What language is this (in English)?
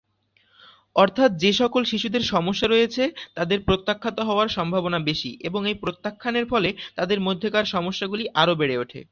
Bangla